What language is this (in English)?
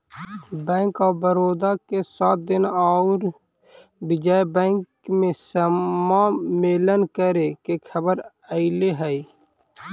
Magahi